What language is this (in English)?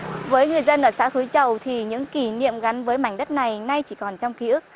Vietnamese